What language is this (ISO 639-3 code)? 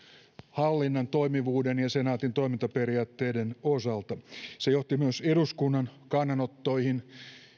fin